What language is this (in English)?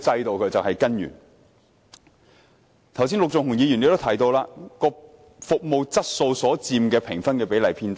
Cantonese